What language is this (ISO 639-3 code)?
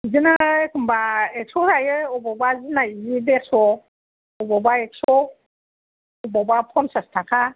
brx